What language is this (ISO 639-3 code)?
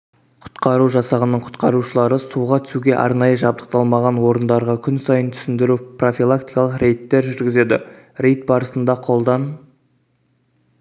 kaz